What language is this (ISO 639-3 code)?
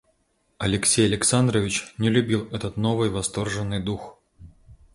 rus